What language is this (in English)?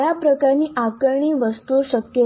Gujarati